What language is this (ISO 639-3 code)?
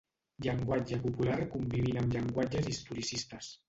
cat